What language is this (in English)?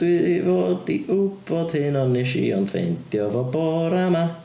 Welsh